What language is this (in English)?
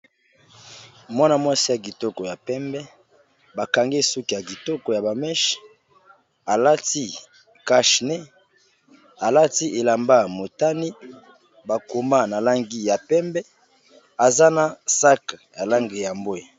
Lingala